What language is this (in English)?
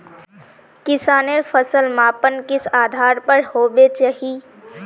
Magahi